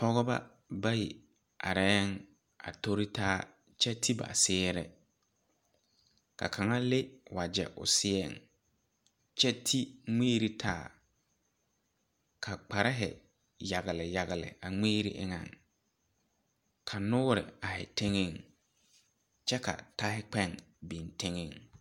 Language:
Southern Dagaare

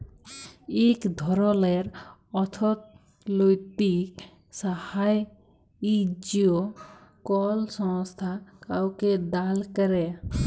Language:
Bangla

